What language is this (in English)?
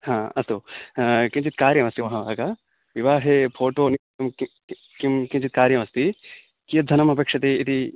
Sanskrit